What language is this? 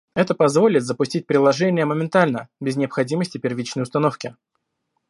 Russian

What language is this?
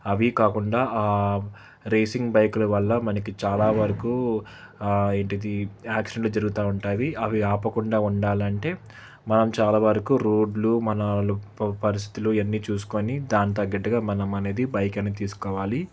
Telugu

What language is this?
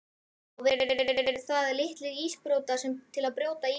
Icelandic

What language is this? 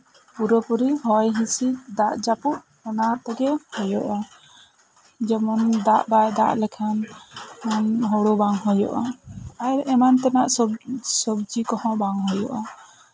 Santali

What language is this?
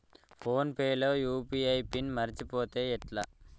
Telugu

